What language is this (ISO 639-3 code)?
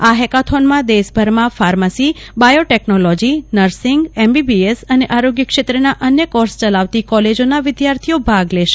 guj